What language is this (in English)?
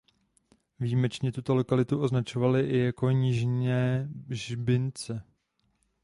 Czech